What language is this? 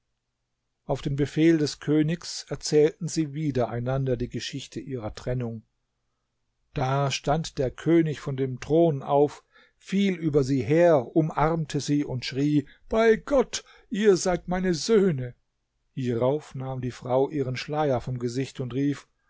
German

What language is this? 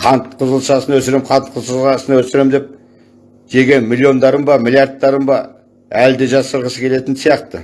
Turkish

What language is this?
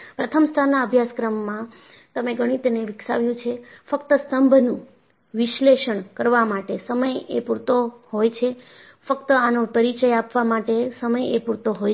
Gujarati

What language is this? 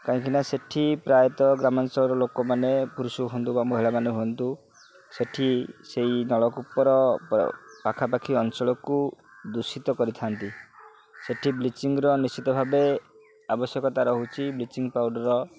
Odia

